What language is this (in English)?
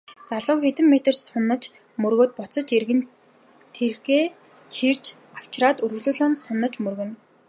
Mongolian